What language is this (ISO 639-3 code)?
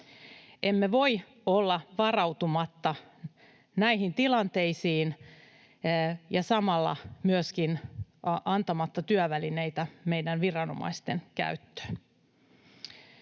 fin